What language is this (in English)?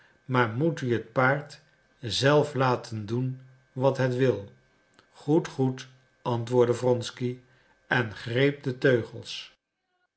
Dutch